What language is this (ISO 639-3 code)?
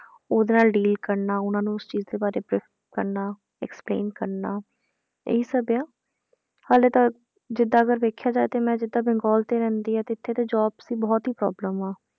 pan